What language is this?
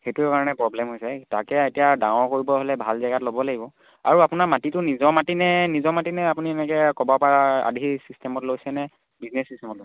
Assamese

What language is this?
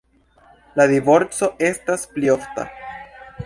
Esperanto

